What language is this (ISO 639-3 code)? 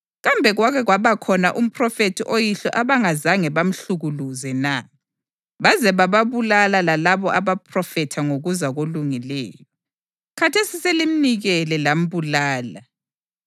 nde